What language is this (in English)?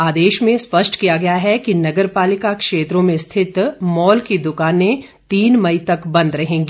Hindi